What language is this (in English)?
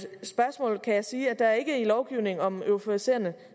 Danish